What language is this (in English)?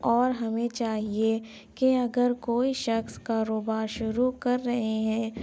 Urdu